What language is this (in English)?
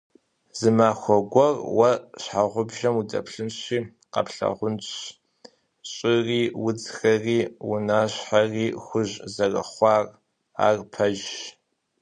Kabardian